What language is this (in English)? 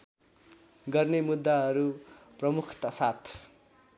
Nepali